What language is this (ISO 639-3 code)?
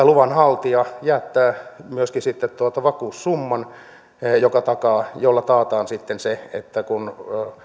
fin